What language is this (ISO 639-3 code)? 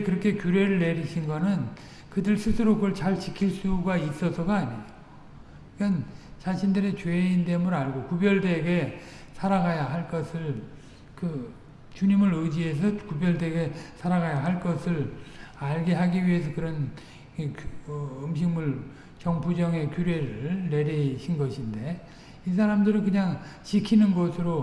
kor